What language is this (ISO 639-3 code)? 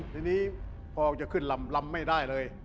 tha